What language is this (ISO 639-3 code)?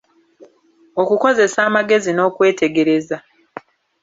lug